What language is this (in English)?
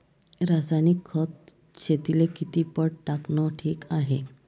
Marathi